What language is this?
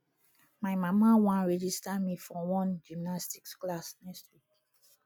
Nigerian Pidgin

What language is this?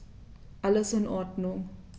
German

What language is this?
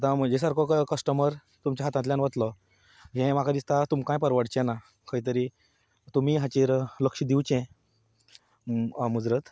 Konkani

